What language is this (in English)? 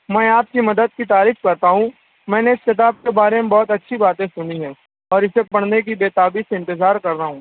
Urdu